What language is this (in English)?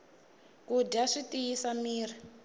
Tsonga